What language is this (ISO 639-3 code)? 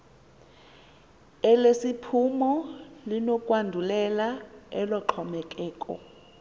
xho